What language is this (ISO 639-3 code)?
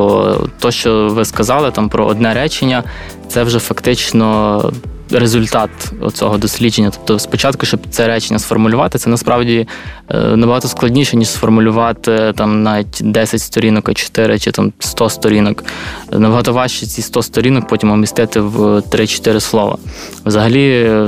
ukr